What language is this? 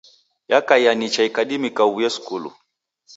Taita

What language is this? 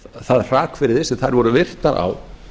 Icelandic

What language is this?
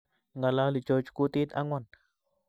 Kalenjin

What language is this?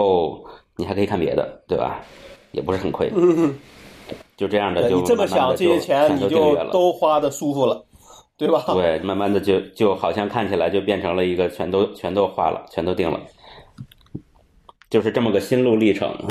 Chinese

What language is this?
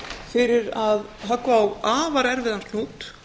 Icelandic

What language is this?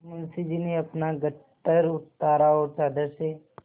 Hindi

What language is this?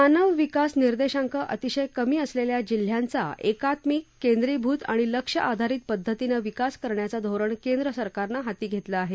Marathi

